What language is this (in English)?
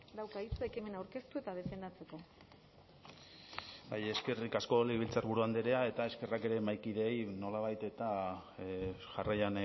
Basque